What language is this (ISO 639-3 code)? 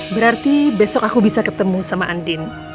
ind